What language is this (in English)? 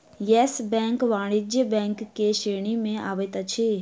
Maithili